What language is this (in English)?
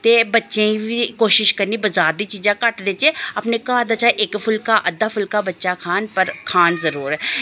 Dogri